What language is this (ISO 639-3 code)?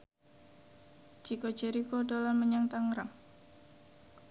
jav